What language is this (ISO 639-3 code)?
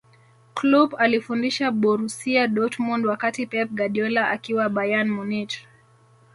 swa